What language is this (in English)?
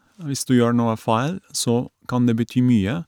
Norwegian